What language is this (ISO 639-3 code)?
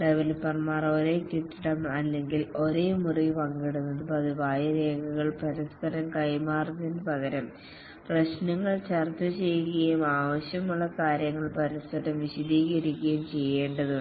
mal